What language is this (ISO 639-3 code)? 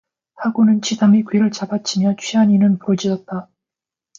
kor